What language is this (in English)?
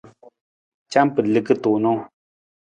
Nawdm